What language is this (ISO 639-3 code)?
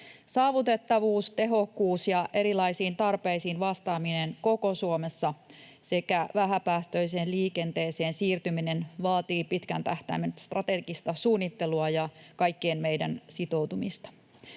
fin